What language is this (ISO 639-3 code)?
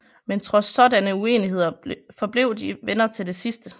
dan